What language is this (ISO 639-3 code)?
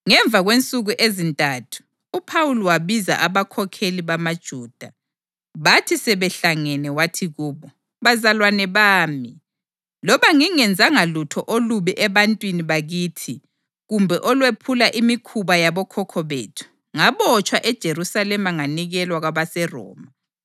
nde